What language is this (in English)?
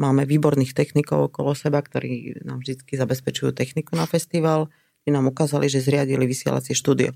Slovak